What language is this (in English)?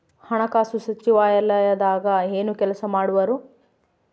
Kannada